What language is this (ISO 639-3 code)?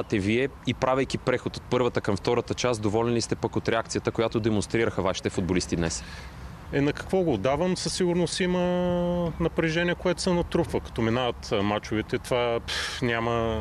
bul